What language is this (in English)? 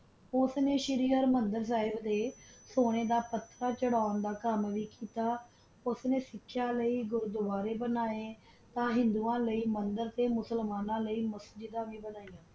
Punjabi